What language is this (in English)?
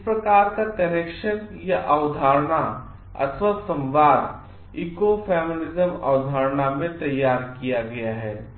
Hindi